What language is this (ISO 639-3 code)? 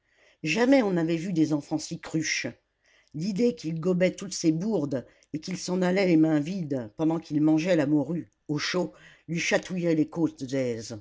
fra